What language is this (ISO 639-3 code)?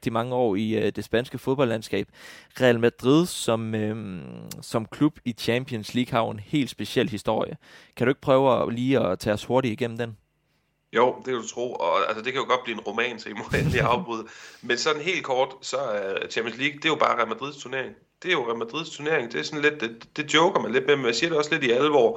dan